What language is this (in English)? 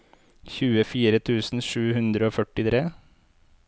Norwegian